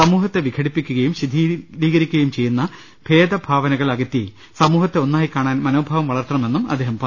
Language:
Malayalam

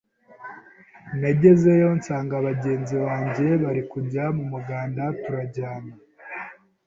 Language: Kinyarwanda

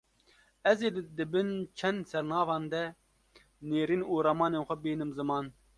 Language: Kurdish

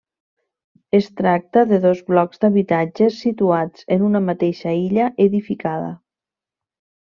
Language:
Catalan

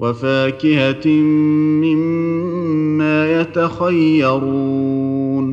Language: Arabic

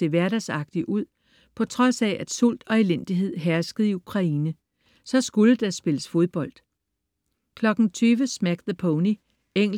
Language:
Danish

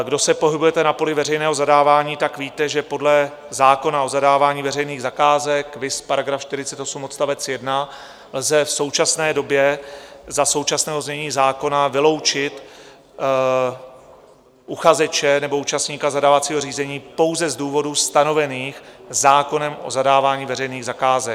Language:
Czech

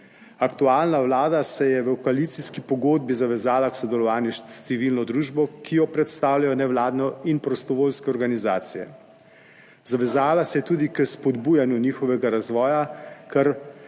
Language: Slovenian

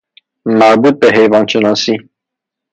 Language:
Persian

